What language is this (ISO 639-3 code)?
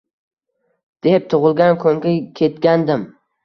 uzb